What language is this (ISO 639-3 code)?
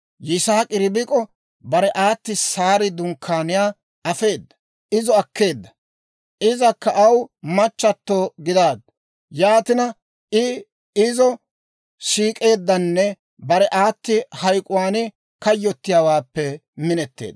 dwr